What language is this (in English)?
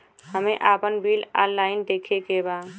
Bhojpuri